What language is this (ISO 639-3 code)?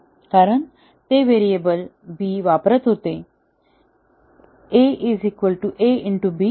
mar